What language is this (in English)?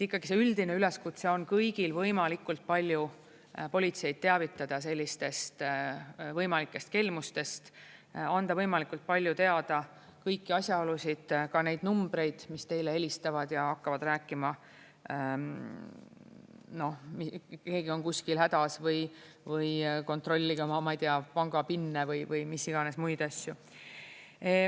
Estonian